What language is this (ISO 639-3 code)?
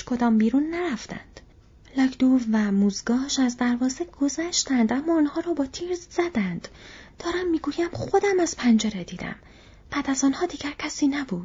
fas